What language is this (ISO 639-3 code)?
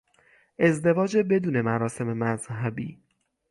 fas